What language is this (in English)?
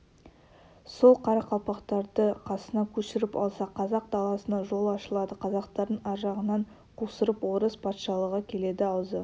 Kazakh